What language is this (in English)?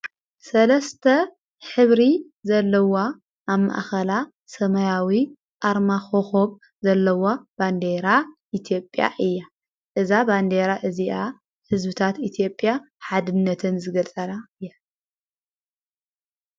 Tigrinya